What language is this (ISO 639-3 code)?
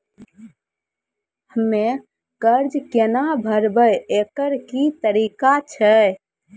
mai